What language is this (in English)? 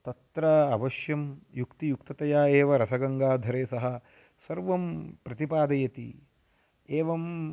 Sanskrit